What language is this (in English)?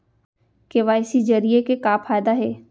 Chhattisgarhi